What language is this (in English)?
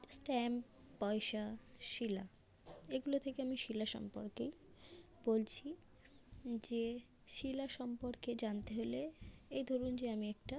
Bangla